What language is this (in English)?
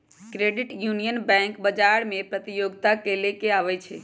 Magahi